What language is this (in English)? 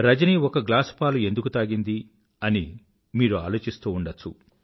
Telugu